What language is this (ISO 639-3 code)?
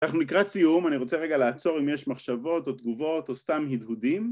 heb